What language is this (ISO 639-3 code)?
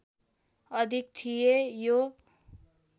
nep